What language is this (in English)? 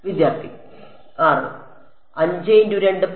Malayalam